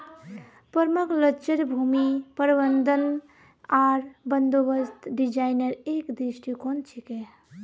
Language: Magahi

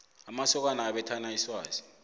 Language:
South Ndebele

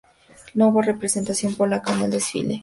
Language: Spanish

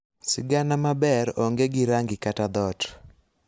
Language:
Luo (Kenya and Tanzania)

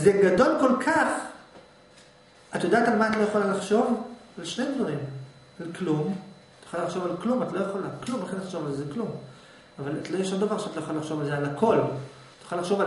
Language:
Hebrew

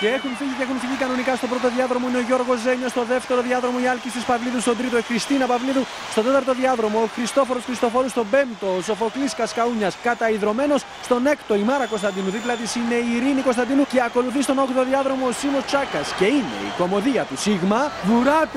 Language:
Greek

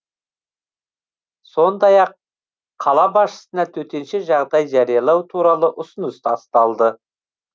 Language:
Kazakh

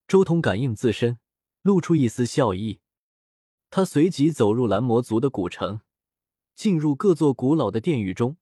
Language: Chinese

